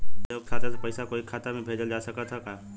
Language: Bhojpuri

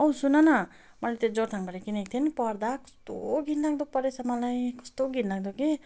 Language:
Nepali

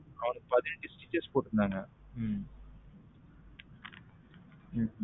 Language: Tamil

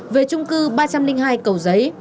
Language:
Vietnamese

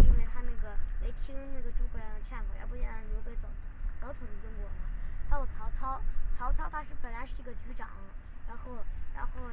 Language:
Chinese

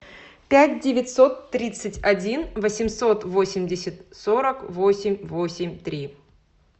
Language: Russian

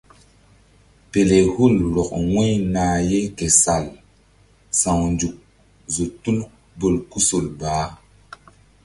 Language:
Mbum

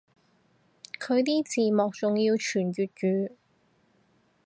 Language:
Cantonese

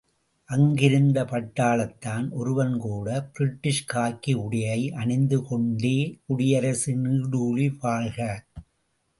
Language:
Tamil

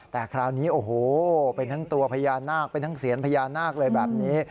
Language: Thai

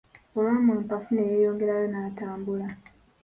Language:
Ganda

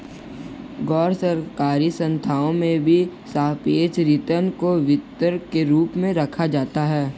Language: Hindi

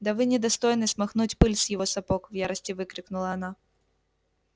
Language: Russian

